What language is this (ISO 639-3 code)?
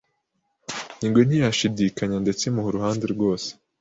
kin